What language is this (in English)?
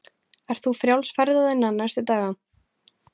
Icelandic